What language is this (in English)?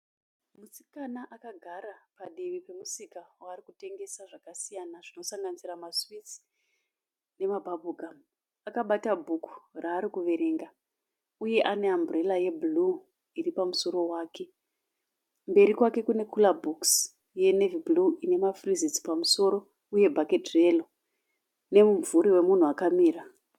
Shona